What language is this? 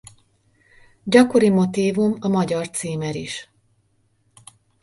Hungarian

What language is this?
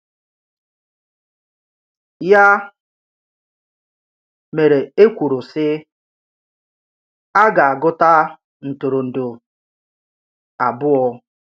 Igbo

